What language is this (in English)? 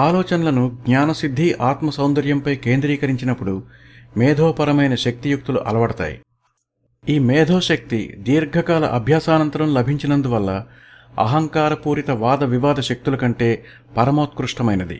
Telugu